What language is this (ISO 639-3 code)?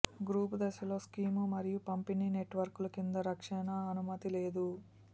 tel